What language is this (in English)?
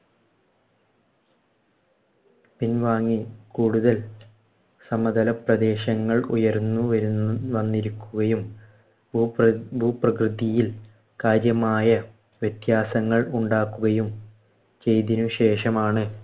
Malayalam